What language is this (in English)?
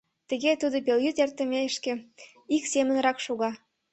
Mari